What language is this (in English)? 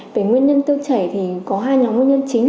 Vietnamese